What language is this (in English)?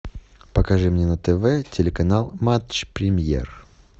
Russian